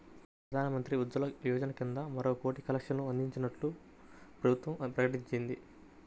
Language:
Telugu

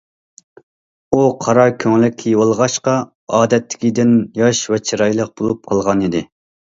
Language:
Uyghur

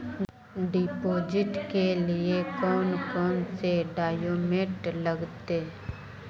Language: Magahi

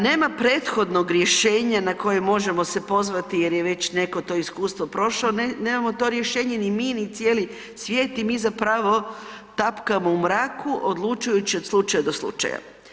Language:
Croatian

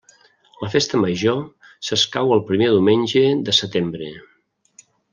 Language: Catalan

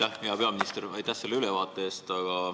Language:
Estonian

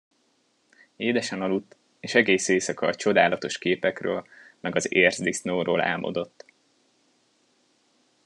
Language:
Hungarian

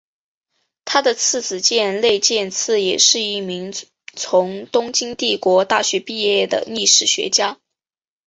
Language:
Chinese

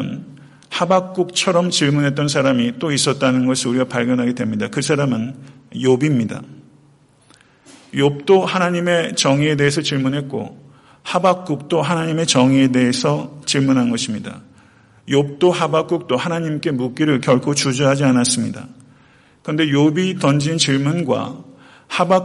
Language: Korean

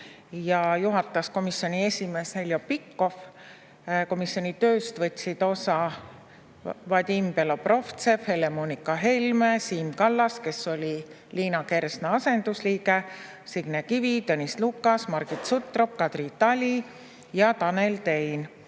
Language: Estonian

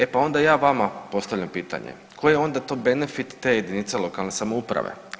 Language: Croatian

